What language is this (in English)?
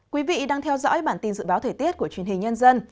Vietnamese